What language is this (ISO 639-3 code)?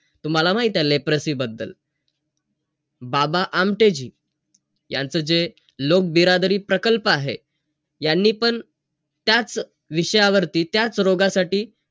mar